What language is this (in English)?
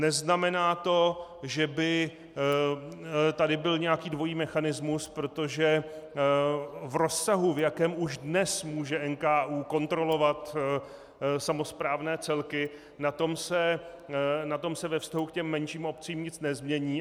Czech